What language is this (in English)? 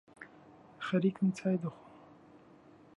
Central Kurdish